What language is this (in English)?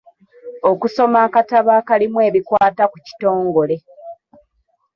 Ganda